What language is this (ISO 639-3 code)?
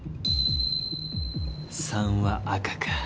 jpn